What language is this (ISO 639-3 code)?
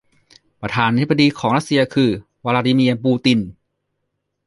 tha